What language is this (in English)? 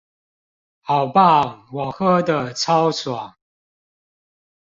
Chinese